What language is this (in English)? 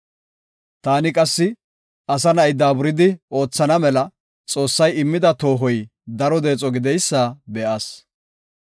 Gofa